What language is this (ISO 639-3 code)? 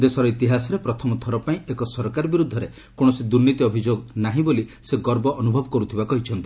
ori